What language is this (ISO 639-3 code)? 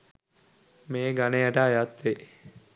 sin